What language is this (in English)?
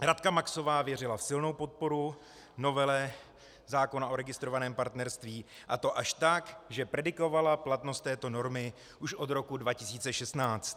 Czech